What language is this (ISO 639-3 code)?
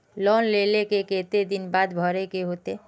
mag